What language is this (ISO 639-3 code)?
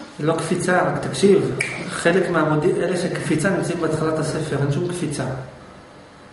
heb